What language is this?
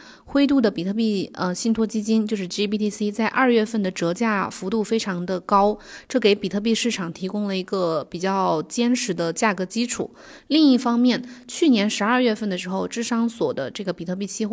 Chinese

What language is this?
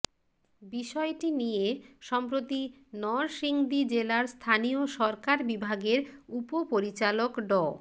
Bangla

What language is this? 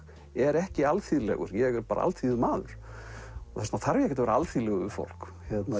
Icelandic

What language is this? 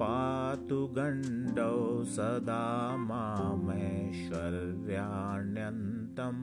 Hindi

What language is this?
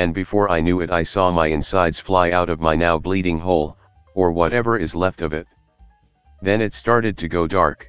English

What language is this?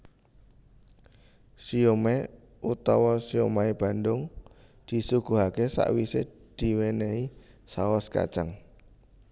Javanese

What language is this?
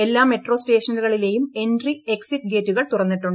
Malayalam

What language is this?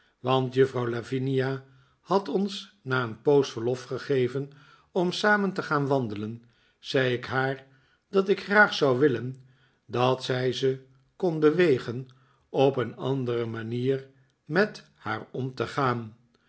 Dutch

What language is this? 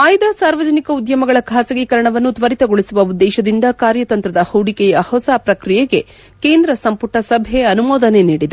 Kannada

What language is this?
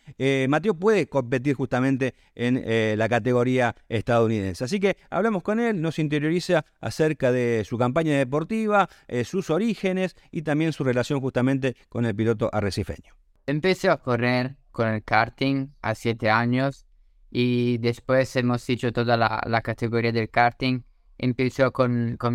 Spanish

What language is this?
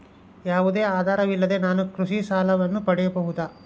Kannada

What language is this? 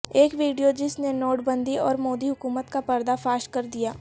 Urdu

